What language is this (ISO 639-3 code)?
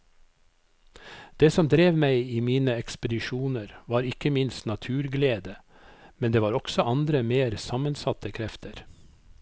nor